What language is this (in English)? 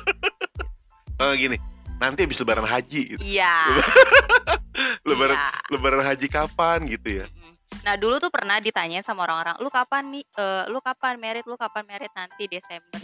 Indonesian